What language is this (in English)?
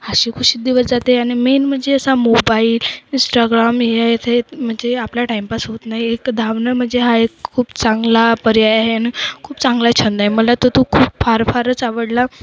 Marathi